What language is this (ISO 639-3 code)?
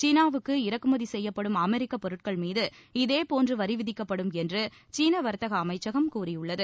tam